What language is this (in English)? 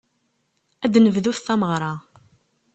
Kabyle